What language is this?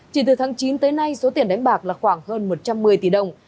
Vietnamese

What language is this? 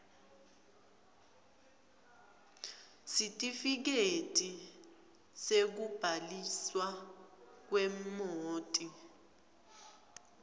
Swati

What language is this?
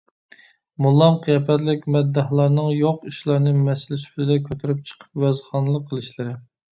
Uyghur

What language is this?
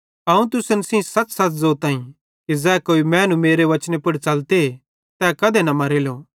Bhadrawahi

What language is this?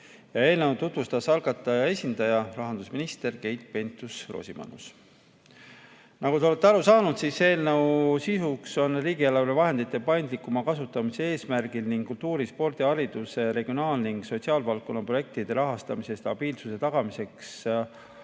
Estonian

